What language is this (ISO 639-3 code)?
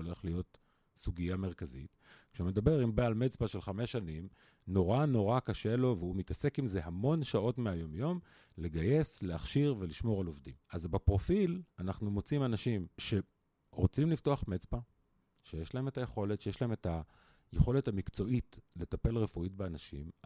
heb